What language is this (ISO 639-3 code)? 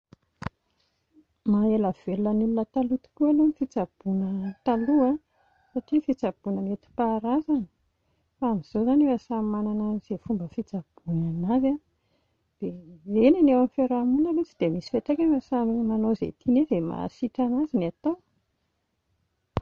mlg